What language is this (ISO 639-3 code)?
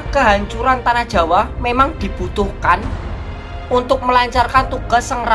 ind